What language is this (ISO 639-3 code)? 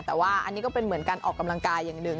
tha